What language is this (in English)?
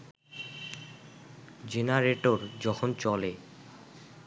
Bangla